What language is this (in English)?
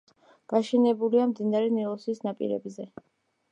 Georgian